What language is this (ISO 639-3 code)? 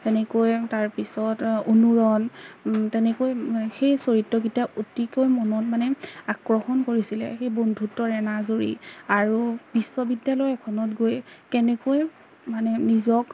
asm